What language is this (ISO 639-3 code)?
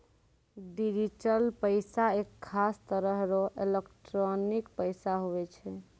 mai